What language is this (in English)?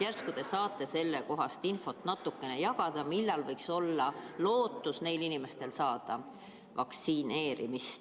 Estonian